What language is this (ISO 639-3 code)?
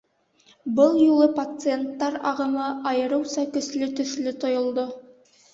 bak